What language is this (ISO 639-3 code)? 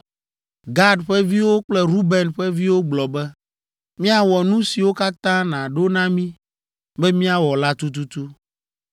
ewe